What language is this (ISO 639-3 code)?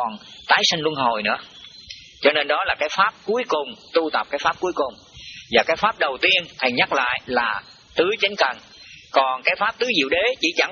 vie